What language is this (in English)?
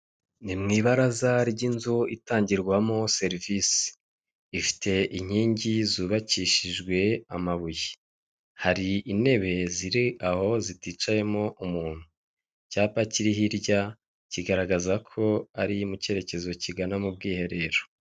Kinyarwanda